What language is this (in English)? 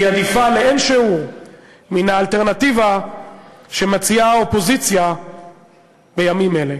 Hebrew